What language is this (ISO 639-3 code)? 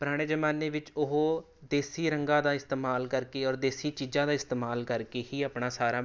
pan